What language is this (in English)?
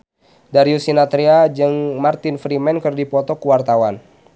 Sundanese